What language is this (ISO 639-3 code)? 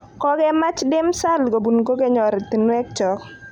kln